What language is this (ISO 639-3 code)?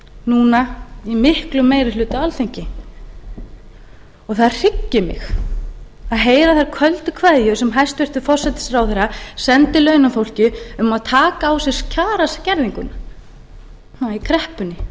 isl